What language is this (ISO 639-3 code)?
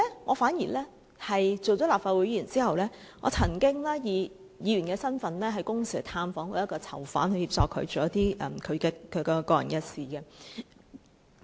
yue